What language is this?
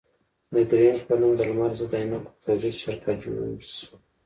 Pashto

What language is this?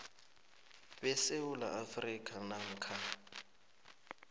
South Ndebele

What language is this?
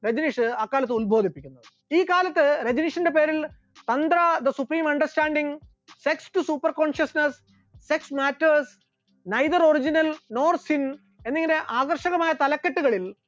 Malayalam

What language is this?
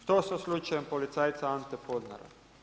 Croatian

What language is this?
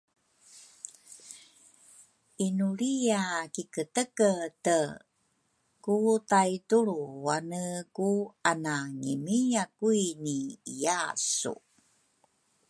Rukai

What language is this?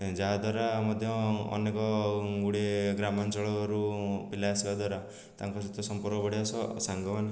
Odia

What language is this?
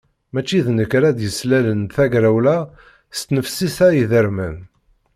Kabyle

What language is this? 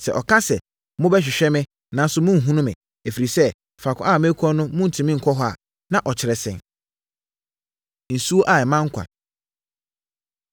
Akan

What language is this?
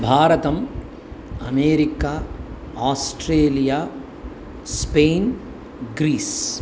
Sanskrit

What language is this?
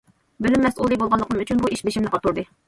Uyghur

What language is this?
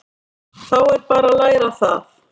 Icelandic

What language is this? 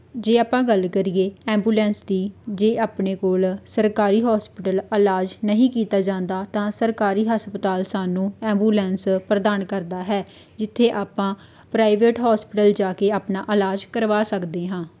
Punjabi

